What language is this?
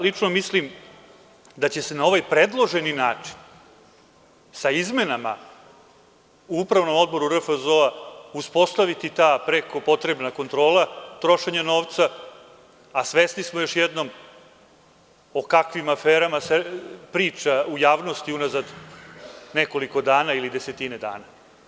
Serbian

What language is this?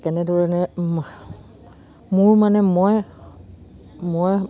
Assamese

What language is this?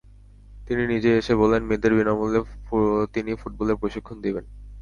Bangla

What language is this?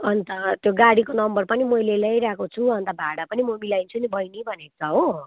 Nepali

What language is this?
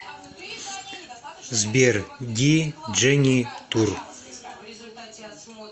Russian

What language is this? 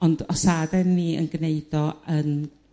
Welsh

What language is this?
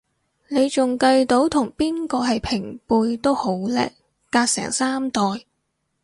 Cantonese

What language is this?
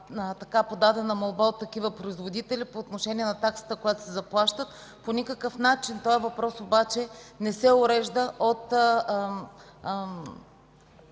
Bulgarian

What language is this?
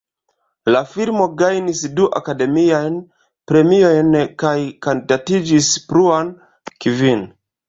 Esperanto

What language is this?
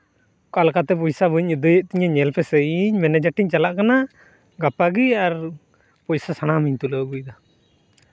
Santali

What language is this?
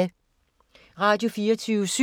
Danish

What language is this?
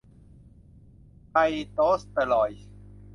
Thai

